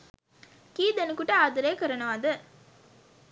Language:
Sinhala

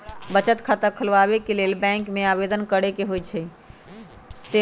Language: Magahi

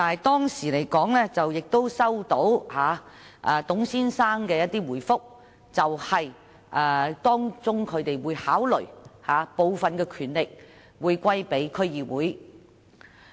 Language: Cantonese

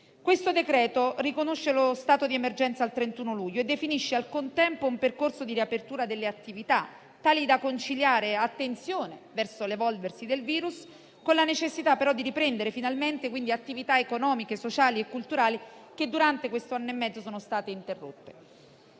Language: Italian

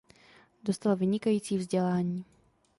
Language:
Czech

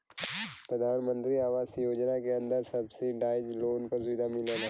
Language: Bhojpuri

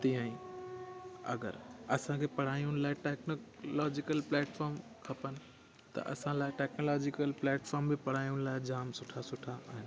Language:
Sindhi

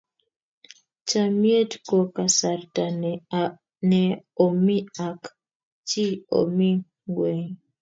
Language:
Kalenjin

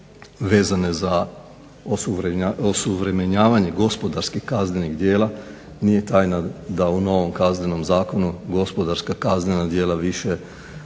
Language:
Croatian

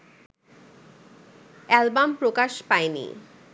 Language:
Bangla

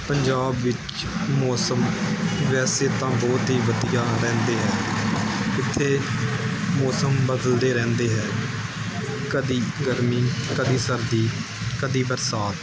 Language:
Punjabi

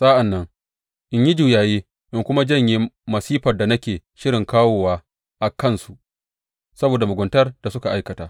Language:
Hausa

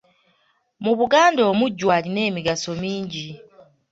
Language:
Ganda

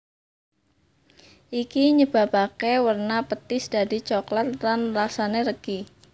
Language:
Javanese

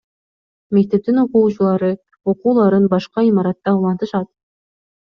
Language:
Kyrgyz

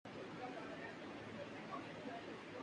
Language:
Urdu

